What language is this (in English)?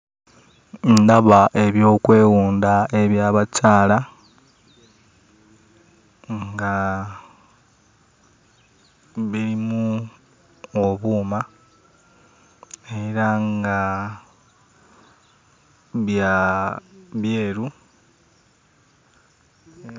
Ganda